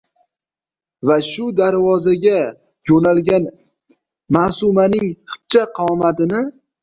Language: Uzbek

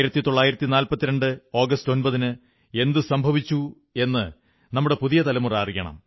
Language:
Malayalam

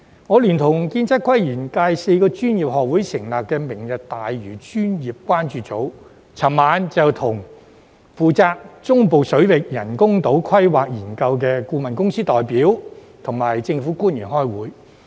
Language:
Cantonese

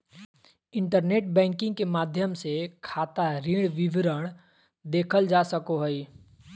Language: Magahi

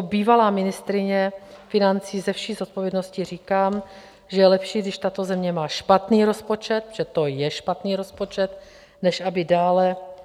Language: Czech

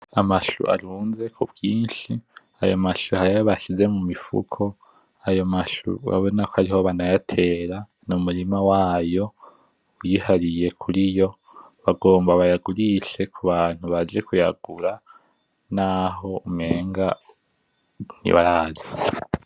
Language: Rundi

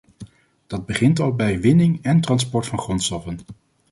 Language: Dutch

